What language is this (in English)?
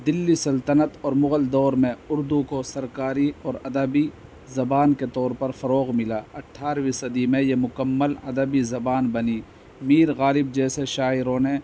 Urdu